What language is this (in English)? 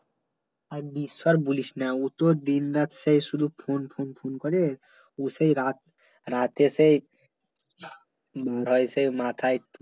Bangla